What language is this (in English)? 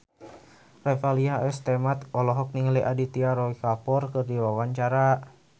Sundanese